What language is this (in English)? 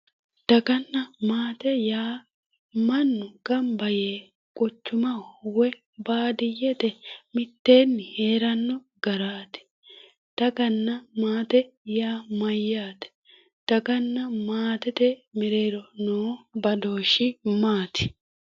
Sidamo